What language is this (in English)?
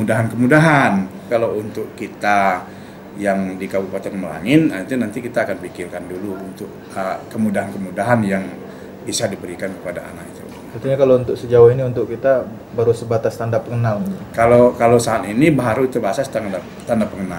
Indonesian